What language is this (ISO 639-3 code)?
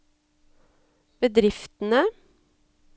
nor